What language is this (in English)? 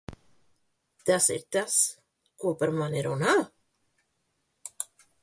Latvian